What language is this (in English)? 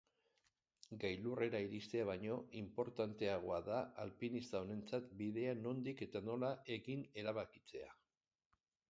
Basque